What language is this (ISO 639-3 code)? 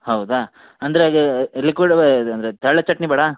kan